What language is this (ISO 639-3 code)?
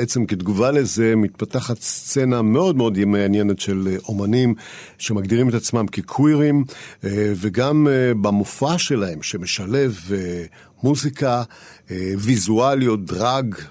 heb